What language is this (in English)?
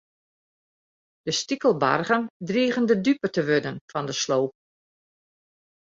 Western Frisian